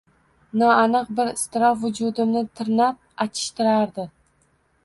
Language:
Uzbek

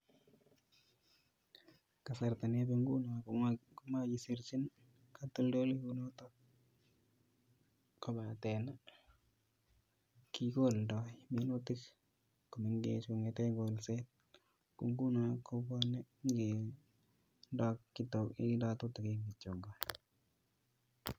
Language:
Kalenjin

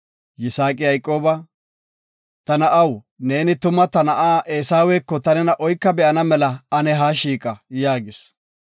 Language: Gofa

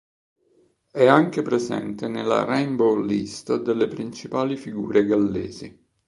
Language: Italian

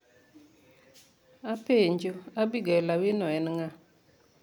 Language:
Luo (Kenya and Tanzania)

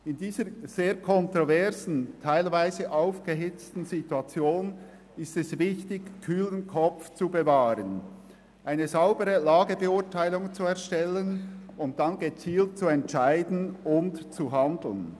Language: Swiss German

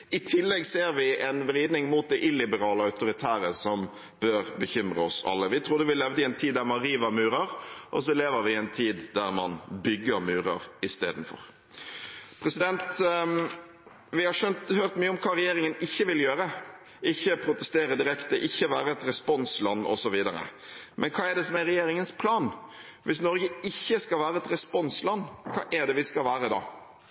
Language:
Norwegian Bokmål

